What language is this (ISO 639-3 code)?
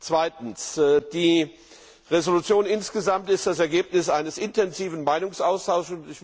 deu